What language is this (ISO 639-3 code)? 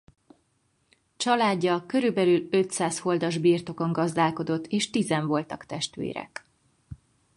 hun